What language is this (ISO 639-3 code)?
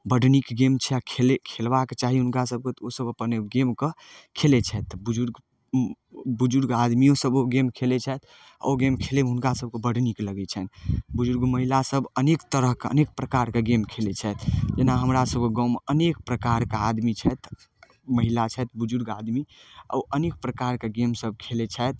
mai